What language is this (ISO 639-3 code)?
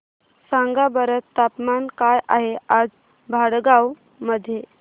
mar